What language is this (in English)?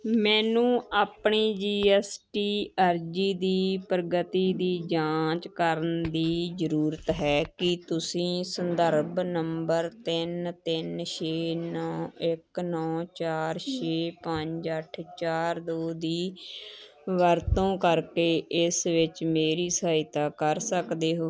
Punjabi